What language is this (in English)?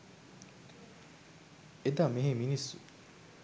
Sinhala